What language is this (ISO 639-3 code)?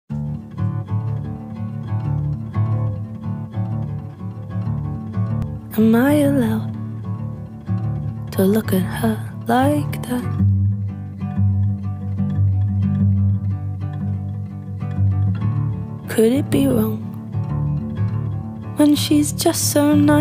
eng